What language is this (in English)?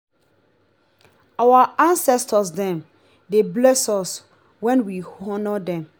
Nigerian Pidgin